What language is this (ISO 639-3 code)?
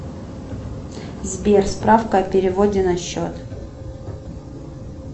rus